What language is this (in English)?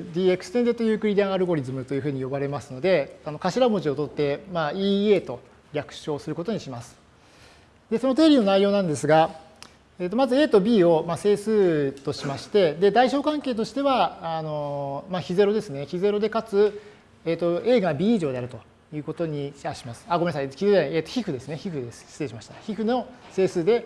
Japanese